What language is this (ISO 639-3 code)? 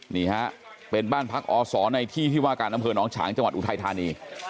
tha